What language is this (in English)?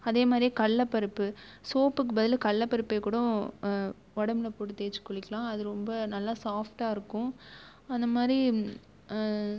Tamil